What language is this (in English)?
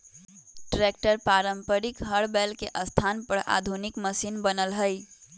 Magahi